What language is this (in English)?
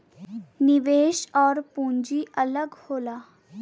Bhojpuri